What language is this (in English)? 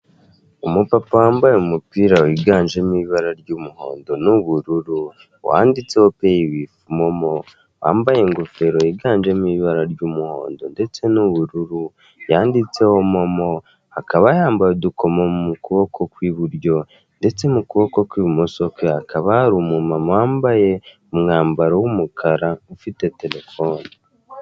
Kinyarwanda